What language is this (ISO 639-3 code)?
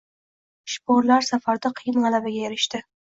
uzb